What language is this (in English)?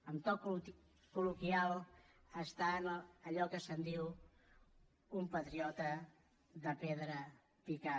Catalan